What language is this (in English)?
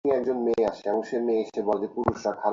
Bangla